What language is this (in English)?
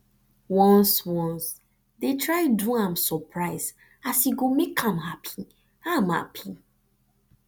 Nigerian Pidgin